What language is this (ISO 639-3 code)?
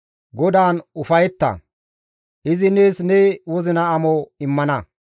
gmv